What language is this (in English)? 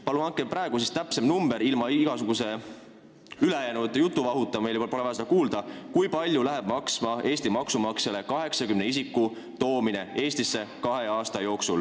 Estonian